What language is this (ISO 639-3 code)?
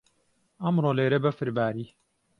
ckb